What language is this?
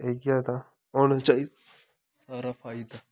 Dogri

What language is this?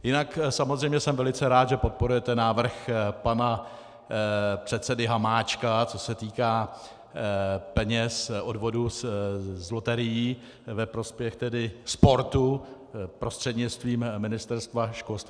Czech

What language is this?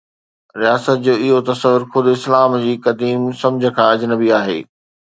Sindhi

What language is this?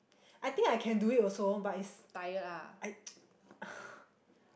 English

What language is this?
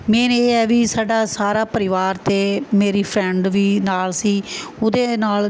Punjabi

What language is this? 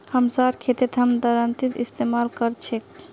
Magahi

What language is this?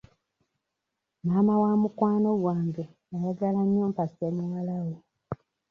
Ganda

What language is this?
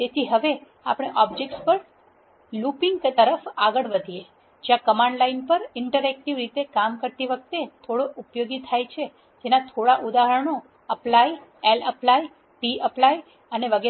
Gujarati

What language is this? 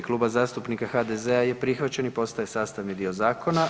Croatian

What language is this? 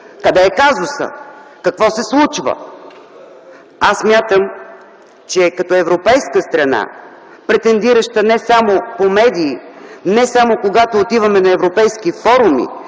Bulgarian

